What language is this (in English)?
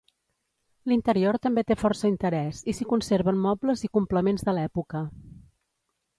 Catalan